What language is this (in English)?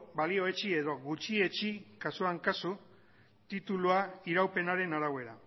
Basque